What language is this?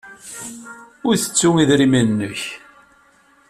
Kabyle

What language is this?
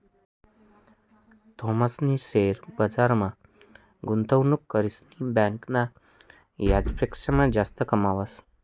Marathi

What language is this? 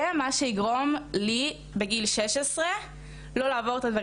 Hebrew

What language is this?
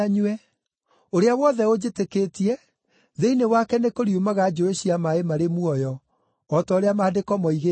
Kikuyu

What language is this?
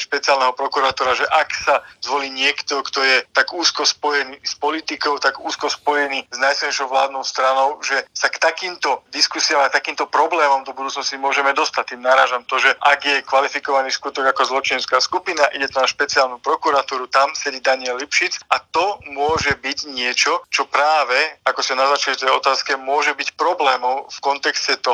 Slovak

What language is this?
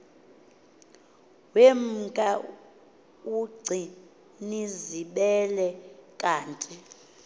Xhosa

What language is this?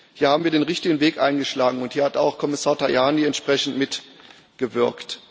German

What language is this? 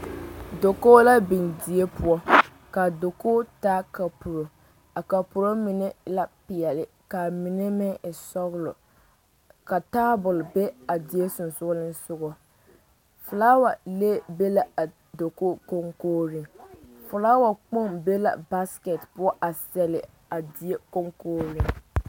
Southern Dagaare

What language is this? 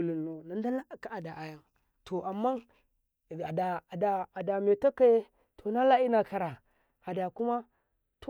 Karekare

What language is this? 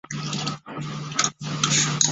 Chinese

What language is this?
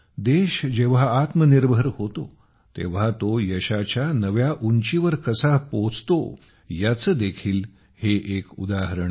Marathi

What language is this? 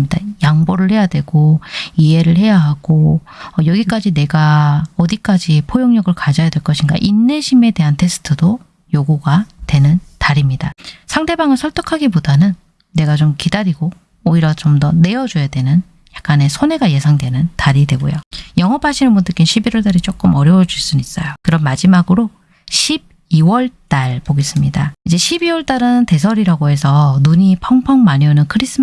Korean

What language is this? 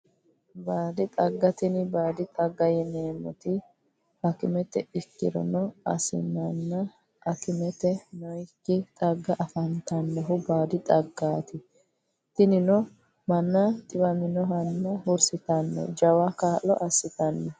Sidamo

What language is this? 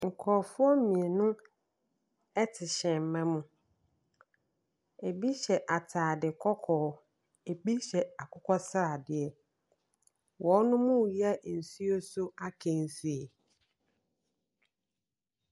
Akan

